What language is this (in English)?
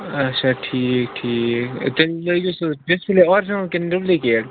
Kashmiri